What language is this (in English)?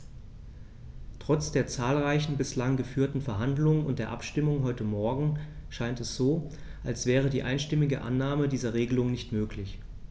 German